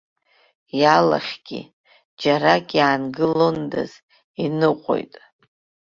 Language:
Abkhazian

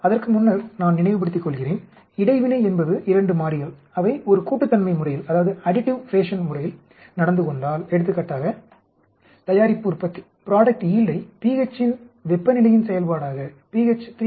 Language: Tamil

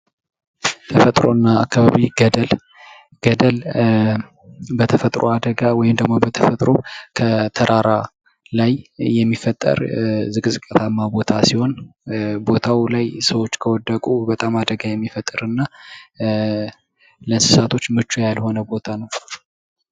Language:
Amharic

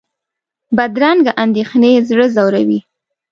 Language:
Pashto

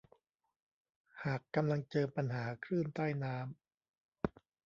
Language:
Thai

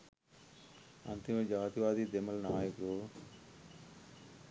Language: Sinhala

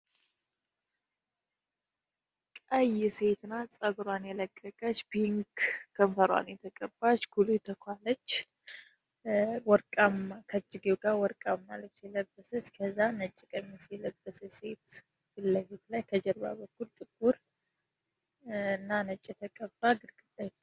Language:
Amharic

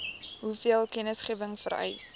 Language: Afrikaans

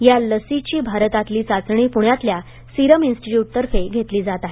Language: Marathi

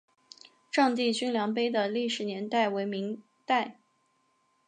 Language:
Chinese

